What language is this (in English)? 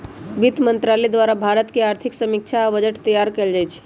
Magahi